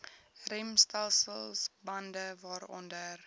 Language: Afrikaans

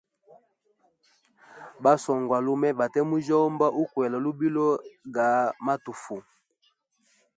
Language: Hemba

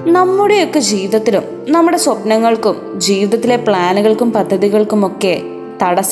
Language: Malayalam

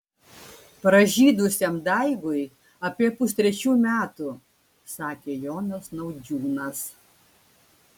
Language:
Lithuanian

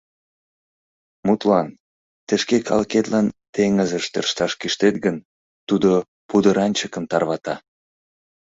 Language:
Mari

